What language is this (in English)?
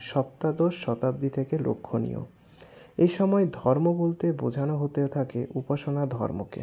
Bangla